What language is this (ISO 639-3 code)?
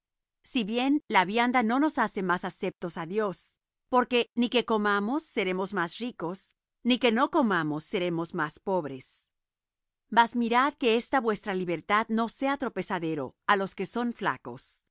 spa